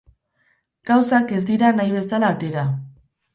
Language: Basque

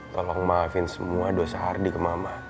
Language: Indonesian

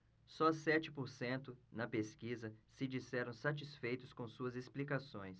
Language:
Portuguese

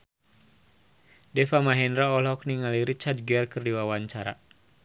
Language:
Sundanese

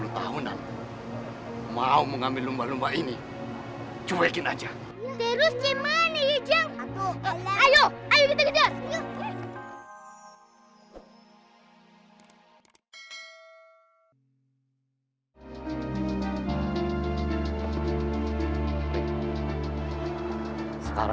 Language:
Indonesian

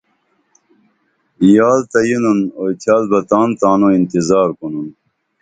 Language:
Dameli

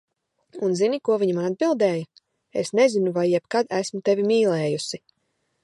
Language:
Latvian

